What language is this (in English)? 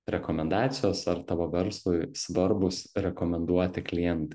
Lithuanian